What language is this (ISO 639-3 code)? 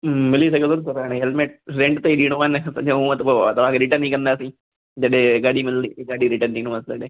snd